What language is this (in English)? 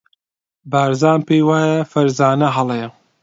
Central Kurdish